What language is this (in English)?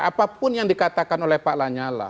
Indonesian